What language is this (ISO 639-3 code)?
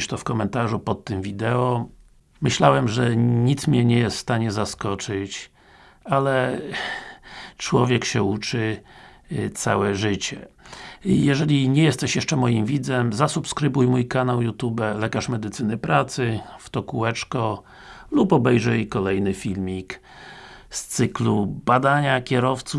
pol